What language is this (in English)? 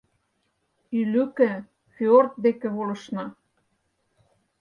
Mari